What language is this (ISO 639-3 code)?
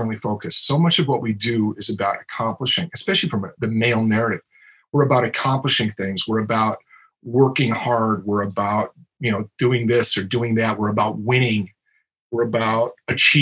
eng